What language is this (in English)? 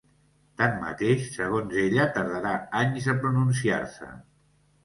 Catalan